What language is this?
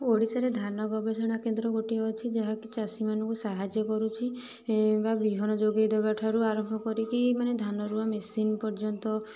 Odia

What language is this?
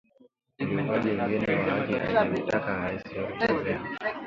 Swahili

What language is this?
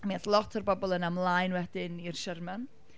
Welsh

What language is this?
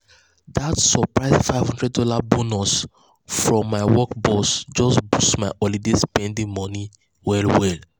Nigerian Pidgin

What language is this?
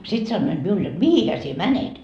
Finnish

